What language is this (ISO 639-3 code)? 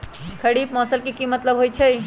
mag